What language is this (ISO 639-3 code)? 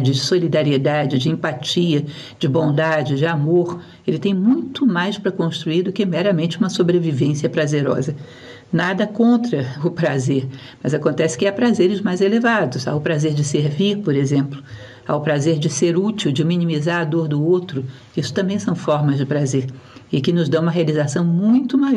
por